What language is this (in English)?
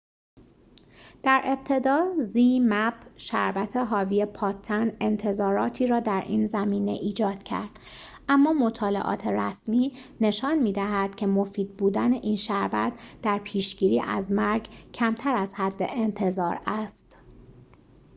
Persian